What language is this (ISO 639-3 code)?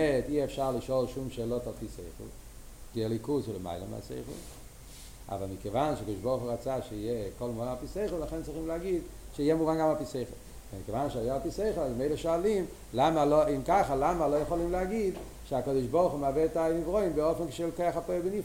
heb